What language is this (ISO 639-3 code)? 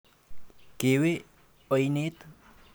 kln